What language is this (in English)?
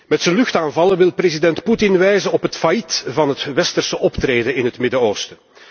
Dutch